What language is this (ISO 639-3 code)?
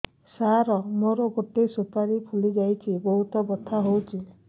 ori